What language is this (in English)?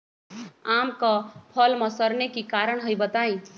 Magahi